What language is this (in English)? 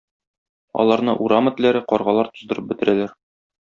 Tatar